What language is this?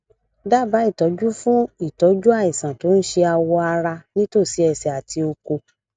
Yoruba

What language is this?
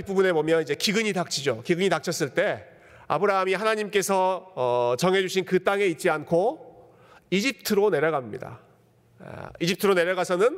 Korean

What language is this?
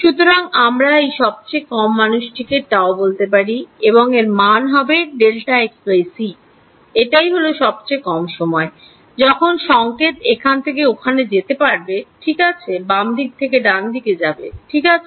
Bangla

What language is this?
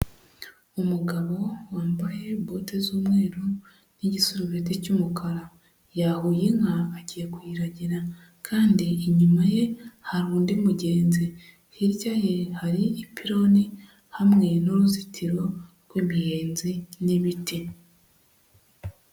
Kinyarwanda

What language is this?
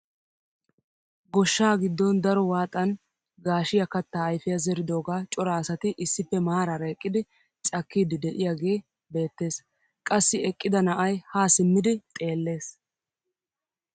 Wolaytta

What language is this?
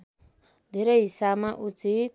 Nepali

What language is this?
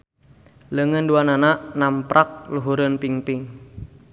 Sundanese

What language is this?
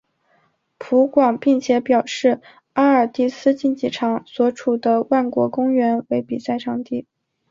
Chinese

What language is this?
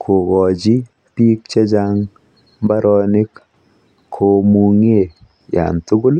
Kalenjin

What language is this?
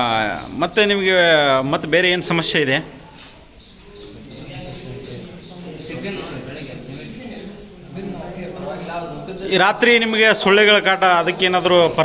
Hindi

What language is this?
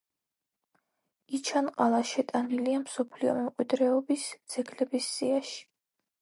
Georgian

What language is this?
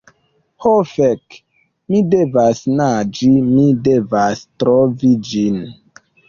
Esperanto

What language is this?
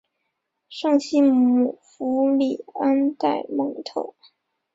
Chinese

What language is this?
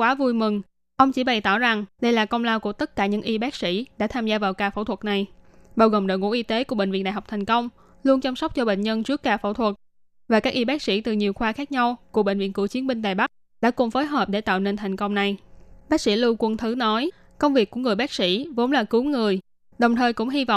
Vietnamese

